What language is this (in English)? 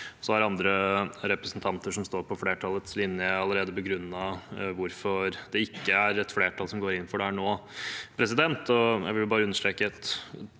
Norwegian